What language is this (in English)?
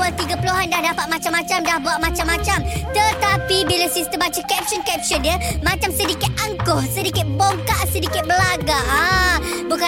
Malay